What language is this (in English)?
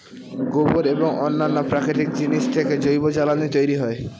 Bangla